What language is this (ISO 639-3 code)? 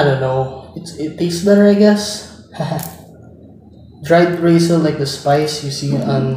eng